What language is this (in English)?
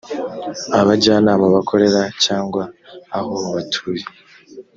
Kinyarwanda